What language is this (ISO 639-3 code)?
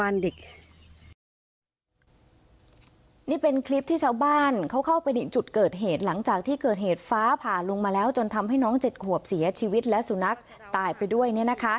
tha